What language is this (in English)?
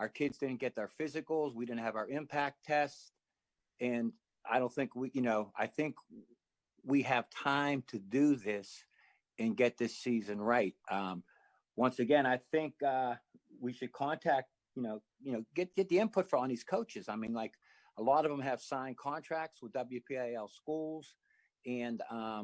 English